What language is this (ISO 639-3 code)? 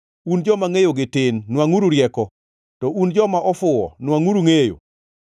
luo